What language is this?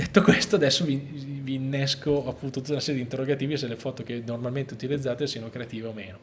Italian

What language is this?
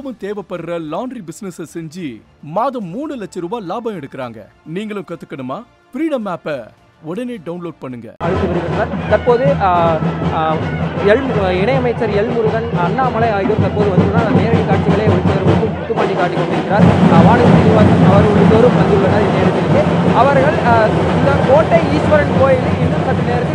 Arabic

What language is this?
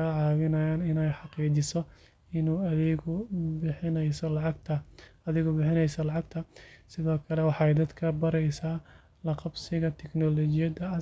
Somali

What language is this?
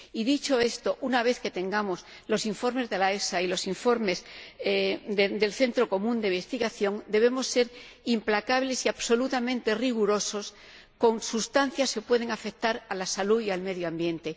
Spanish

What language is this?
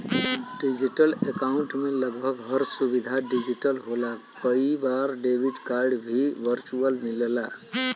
Bhojpuri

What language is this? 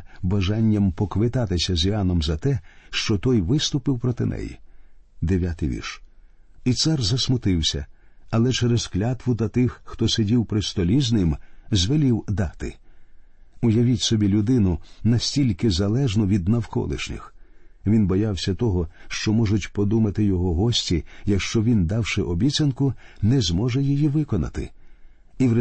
Ukrainian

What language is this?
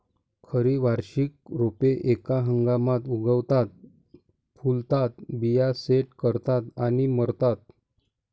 Marathi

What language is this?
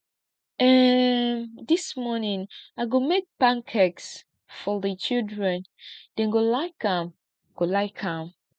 Nigerian Pidgin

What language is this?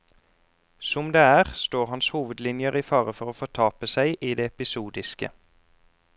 Norwegian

